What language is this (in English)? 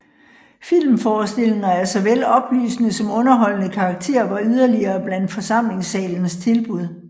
Danish